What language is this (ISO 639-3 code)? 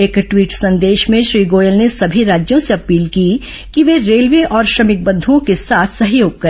hin